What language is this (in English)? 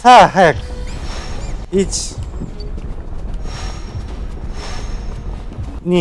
Japanese